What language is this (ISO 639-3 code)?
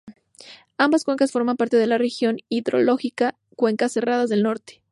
spa